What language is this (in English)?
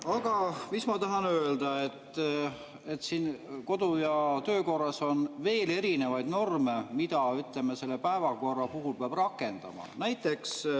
Estonian